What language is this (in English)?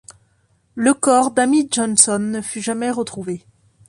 French